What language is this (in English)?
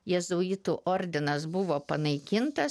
Lithuanian